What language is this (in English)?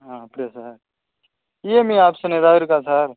Tamil